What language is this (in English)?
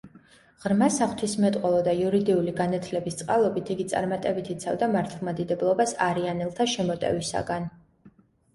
Georgian